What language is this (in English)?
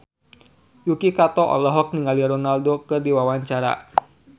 Sundanese